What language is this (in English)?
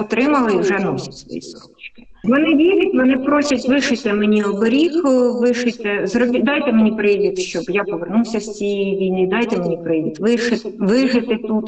Ukrainian